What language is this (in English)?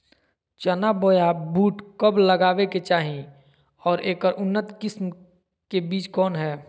Magahi